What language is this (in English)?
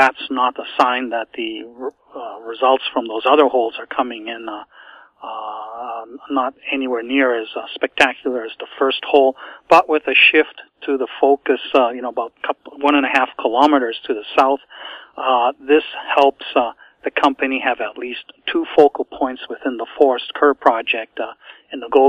English